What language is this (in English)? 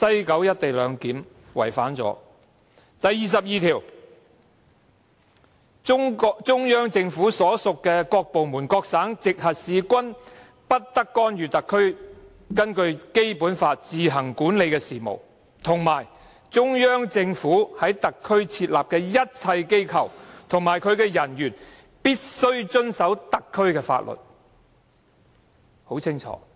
Cantonese